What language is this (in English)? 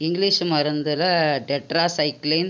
Tamil